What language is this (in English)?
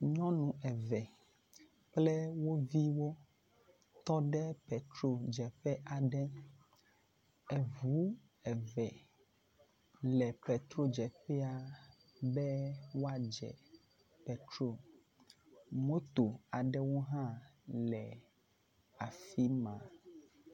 Ewe